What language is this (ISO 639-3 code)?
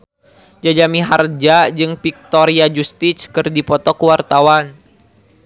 sun